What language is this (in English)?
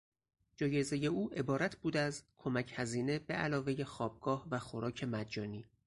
Persian